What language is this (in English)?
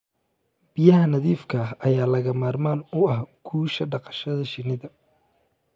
Somali